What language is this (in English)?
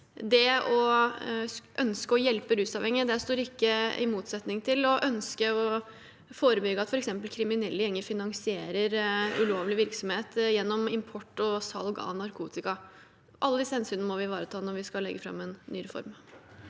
Norwegian